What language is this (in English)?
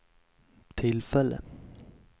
Swedish